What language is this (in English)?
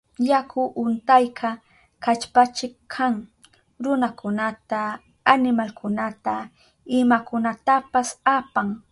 Southern Pastaza Quechua